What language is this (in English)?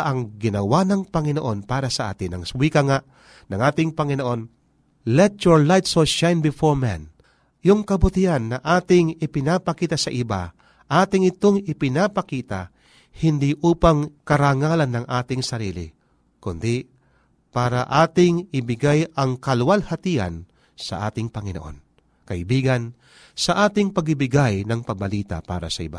Filipino